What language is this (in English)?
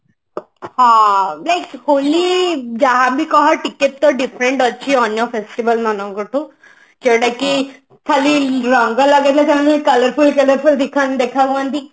Odia